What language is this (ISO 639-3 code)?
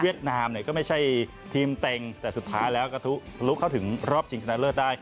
tha